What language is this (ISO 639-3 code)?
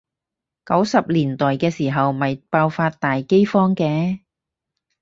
yue